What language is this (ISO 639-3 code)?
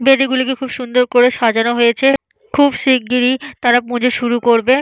ben